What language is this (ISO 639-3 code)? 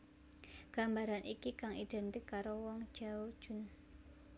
jav